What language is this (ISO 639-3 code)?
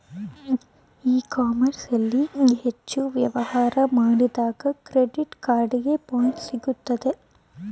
kan